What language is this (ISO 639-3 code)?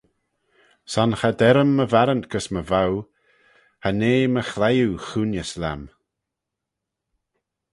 glv